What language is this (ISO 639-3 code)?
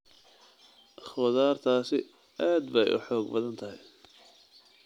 som